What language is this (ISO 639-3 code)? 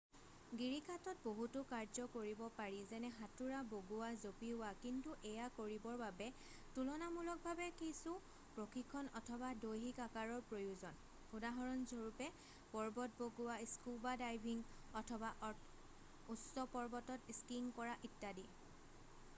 asm